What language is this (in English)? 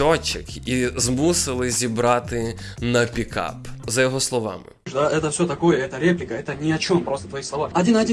Ukrainian